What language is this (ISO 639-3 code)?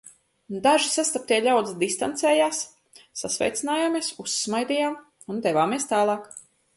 lav